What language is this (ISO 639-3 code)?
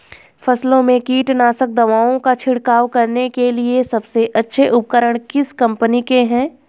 hin